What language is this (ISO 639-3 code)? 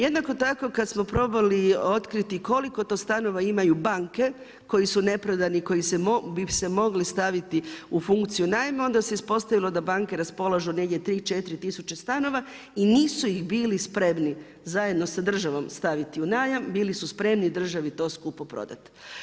hrv